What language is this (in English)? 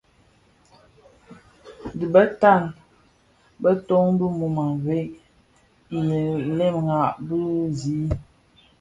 Bafia